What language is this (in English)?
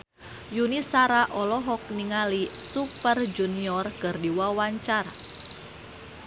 Sundanese